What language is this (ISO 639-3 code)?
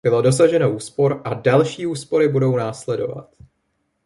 ces